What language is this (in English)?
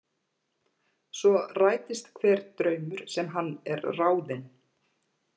Icelandic